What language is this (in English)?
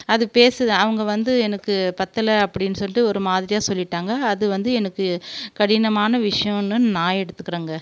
Tamil